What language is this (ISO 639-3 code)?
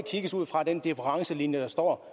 dan